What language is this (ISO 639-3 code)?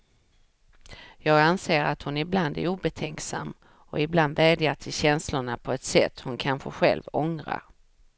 swe